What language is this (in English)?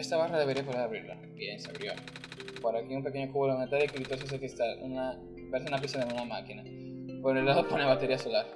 Spanish